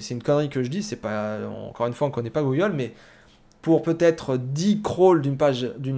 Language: French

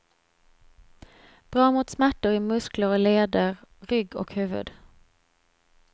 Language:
Swedish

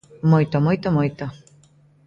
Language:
Galician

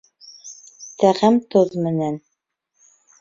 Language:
Bashkir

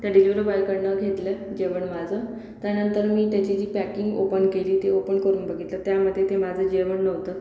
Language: Marathi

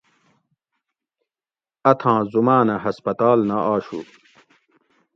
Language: Gawri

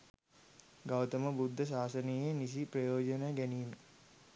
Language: Sinhala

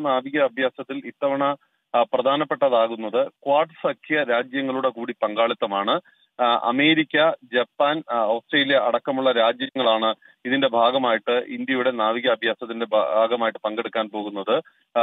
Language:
Malayalam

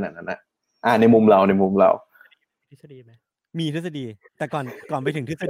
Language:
Thai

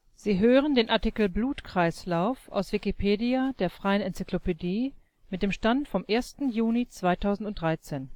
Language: German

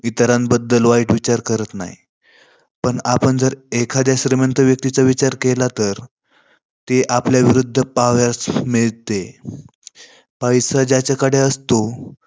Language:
Marathi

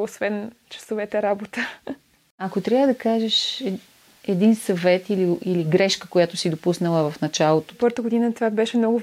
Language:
Bulgarian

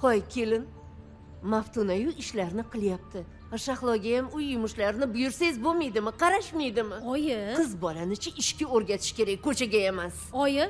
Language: Turkish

